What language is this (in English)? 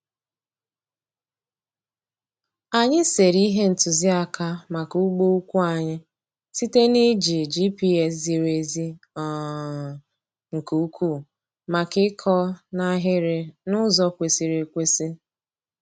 Igbo